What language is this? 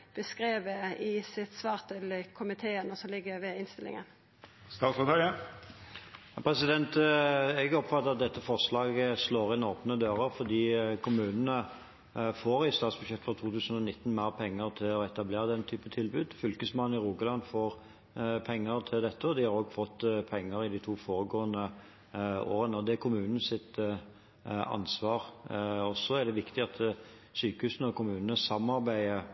Norwegian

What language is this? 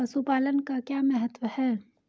Hindi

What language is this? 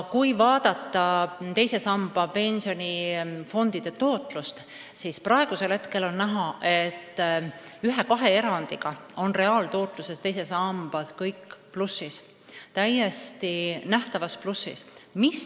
Estonian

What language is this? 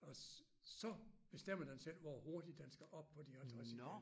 Danish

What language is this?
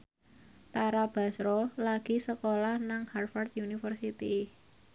Javanese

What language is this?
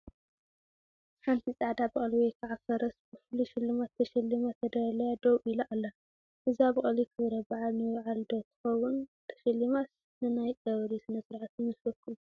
Tigrinya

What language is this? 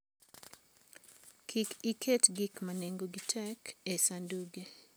Luo (Kenya and Tanzania)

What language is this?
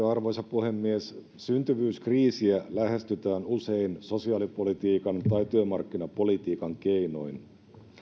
Finnish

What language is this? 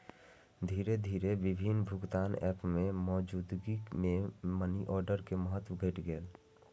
Maithili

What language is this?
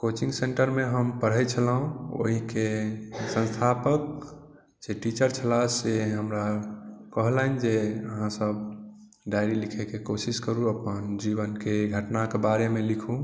Maithili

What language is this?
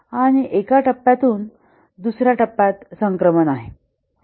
Marathi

